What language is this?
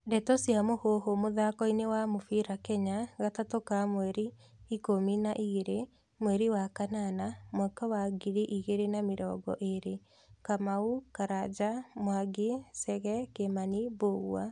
Kikuyu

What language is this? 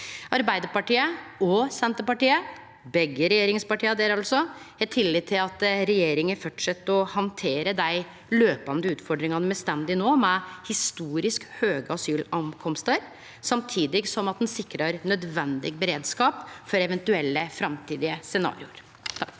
Norwegian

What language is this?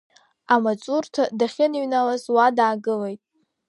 Abkhazian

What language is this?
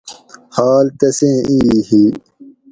Gawri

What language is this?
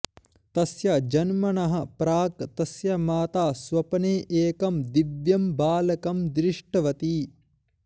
Sanskrit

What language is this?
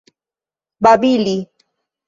Esperanto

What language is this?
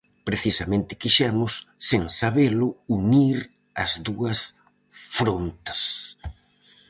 Galician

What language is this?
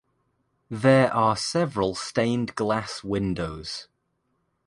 English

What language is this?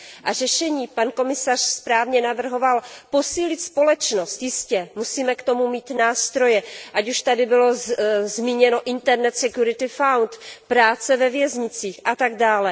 Czech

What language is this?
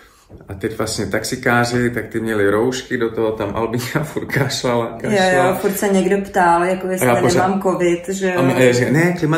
Czech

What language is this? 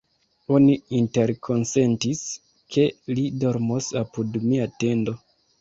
Esperanto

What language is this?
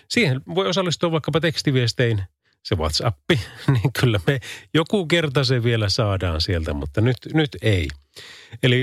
Finnish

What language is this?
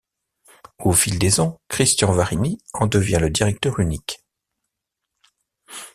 French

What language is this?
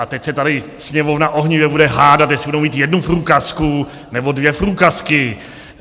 Czech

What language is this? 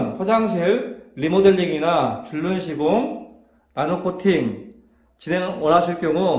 Korean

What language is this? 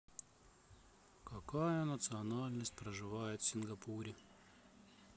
Russian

